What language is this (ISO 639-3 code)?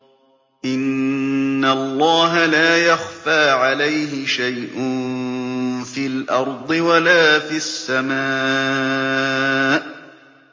ara